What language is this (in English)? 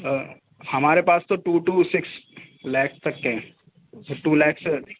Urdu